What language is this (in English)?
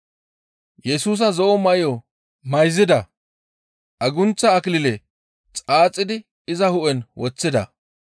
Gamo